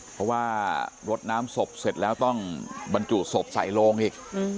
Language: Thai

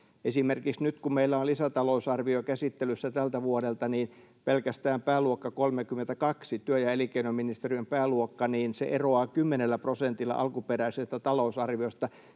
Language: Finnish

